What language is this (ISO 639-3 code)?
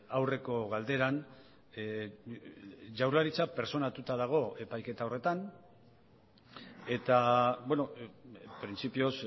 eus